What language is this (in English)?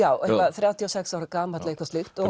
Icelandic